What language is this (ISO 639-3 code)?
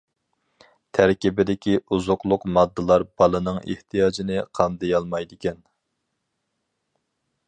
uig